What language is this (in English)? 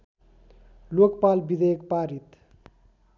Nepali